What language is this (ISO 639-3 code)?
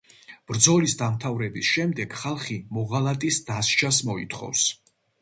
kat